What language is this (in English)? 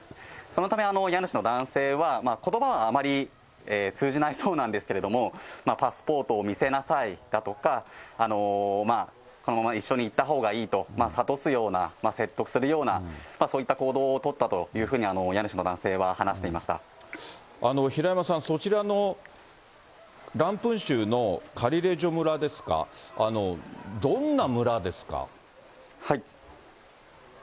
Japanese